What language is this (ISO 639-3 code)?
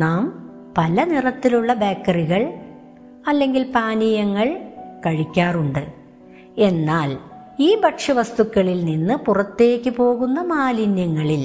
mal